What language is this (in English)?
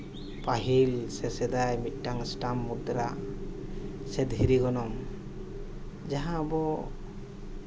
Santali